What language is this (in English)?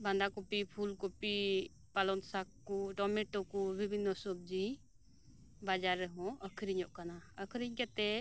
Santali